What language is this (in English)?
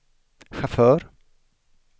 Swedish